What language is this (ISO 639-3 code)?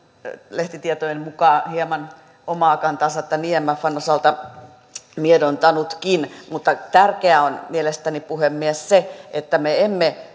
fin